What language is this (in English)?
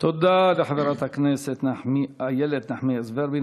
Hebrew